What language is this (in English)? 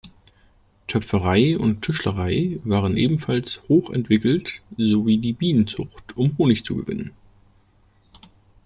German